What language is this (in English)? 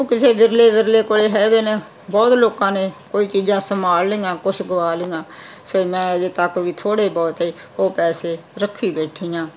Punjabi